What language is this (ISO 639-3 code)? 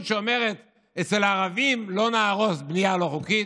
heb